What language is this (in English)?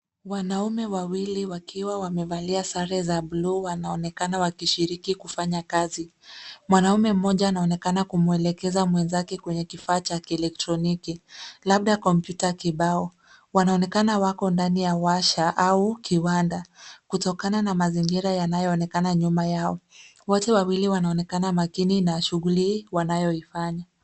Swahili